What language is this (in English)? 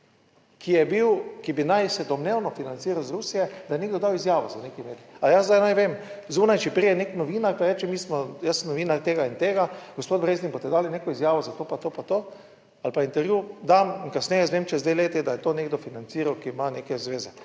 Slovenian